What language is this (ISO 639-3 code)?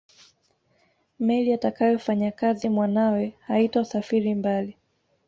swa